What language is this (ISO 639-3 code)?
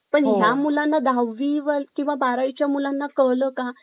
mar